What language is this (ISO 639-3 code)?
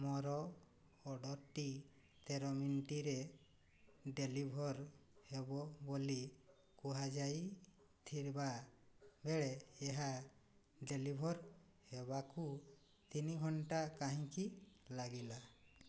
ori